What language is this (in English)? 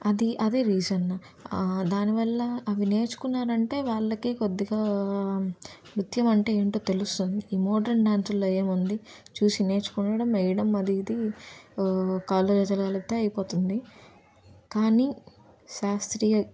Telugu